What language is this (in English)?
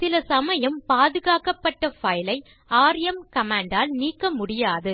Tamil